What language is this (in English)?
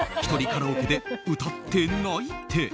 Japanese